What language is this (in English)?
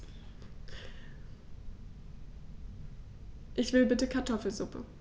German